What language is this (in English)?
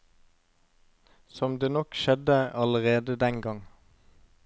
Norwegian